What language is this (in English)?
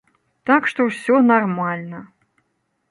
Belarusian